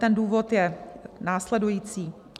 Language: Czech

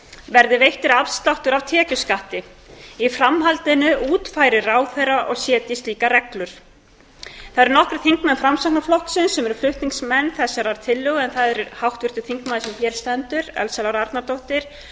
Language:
Icelandic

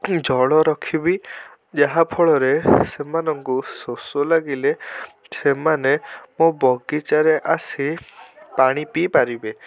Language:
Odia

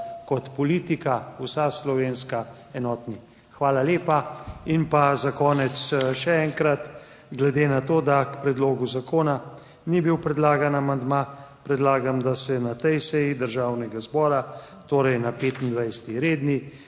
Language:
Slovenian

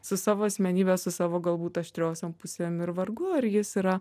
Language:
Lithuanian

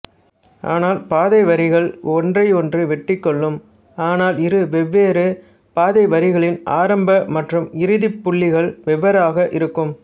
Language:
Tamil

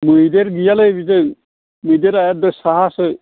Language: Bodo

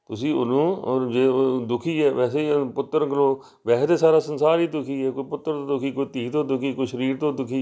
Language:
Punjabi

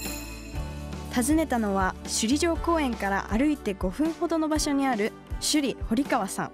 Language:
Japanese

